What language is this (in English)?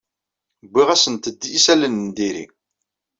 Kabyle